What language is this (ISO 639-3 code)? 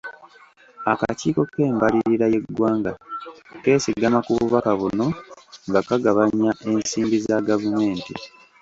lug